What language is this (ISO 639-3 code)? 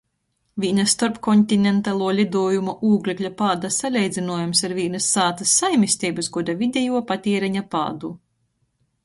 ltg